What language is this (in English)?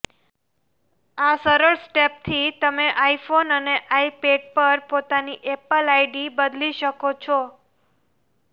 Gujarati